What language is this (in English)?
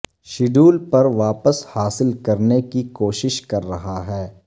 Urdu